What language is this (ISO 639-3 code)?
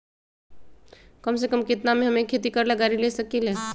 mag